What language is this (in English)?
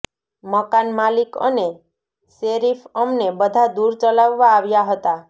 Gujarati